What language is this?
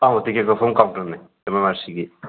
Manipuri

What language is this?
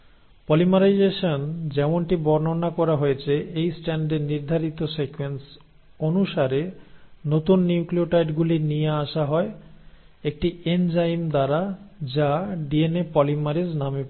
Bangla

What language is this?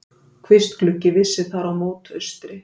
Icelandic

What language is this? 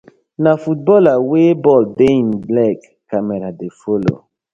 Nigerian Pidgin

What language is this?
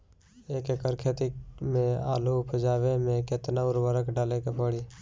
Bhojpuri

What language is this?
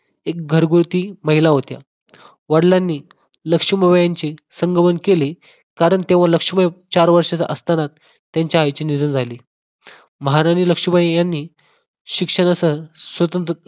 Marathi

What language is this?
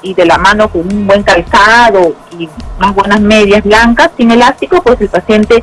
Spanish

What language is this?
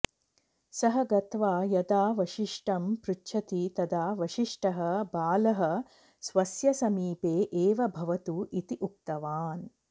Sanskrit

